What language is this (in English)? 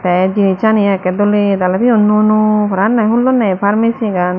Chakma